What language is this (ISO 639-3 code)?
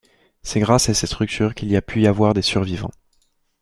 fra